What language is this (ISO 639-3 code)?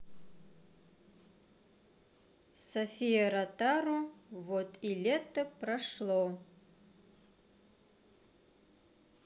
rus